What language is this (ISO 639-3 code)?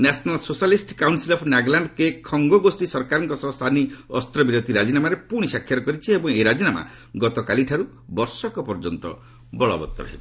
ori